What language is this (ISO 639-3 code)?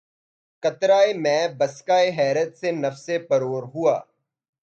urd